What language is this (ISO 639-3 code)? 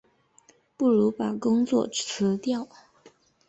zho